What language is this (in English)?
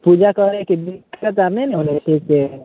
Maithili